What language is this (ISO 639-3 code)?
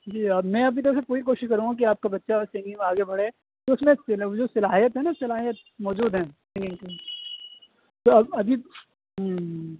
urd